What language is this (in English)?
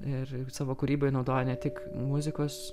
Lithuanian